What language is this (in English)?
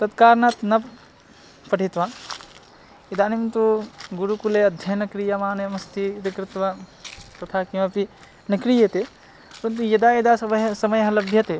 Sanskrit